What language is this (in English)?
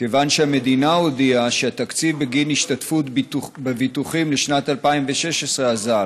Hebrew